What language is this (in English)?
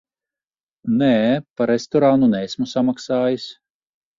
Latvian